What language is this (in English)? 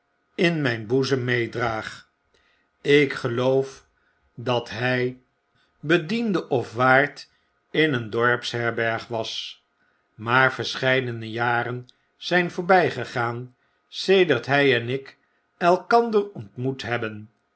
Dutch